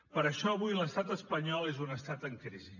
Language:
Catalan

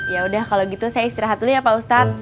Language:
Indonesian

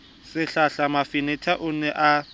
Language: Southern Sotho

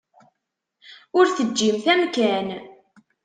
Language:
Kabyle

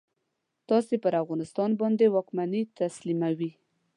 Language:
Pashto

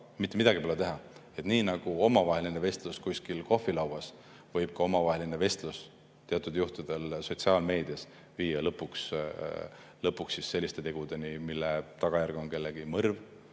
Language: Estonian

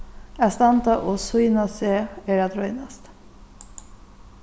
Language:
Faroese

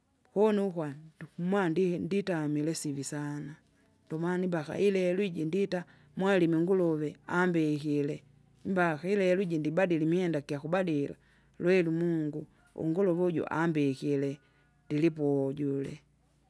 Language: Kinga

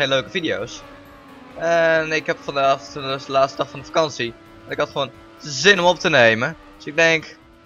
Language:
Dutch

